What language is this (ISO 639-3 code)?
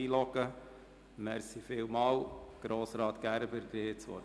gsw